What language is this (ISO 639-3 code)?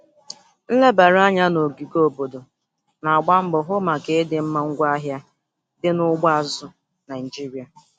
ibo